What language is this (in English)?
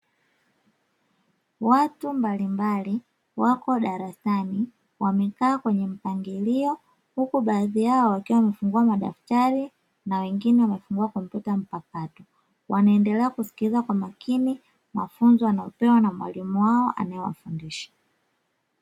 Swahili